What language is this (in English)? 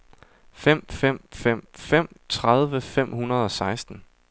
Danish